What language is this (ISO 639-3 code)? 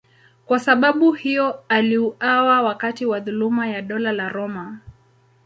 swa